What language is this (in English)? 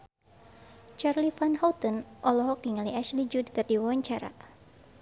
Sundanese